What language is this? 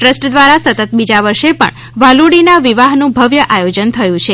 Gujarati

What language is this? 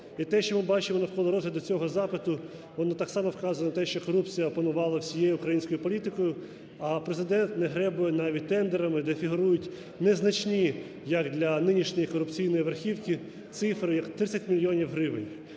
Ukrainian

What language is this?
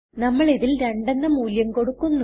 Malayalam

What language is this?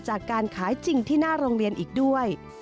Thai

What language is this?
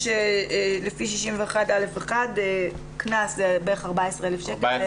Hebrew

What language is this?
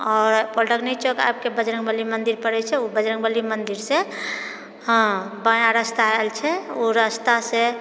Maithili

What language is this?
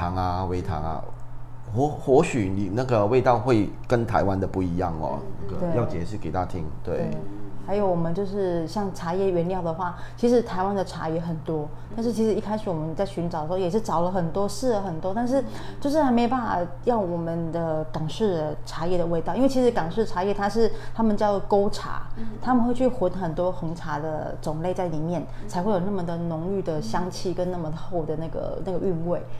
Chinese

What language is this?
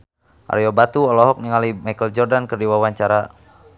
Sundanese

